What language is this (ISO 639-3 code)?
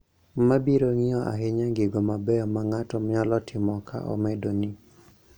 luo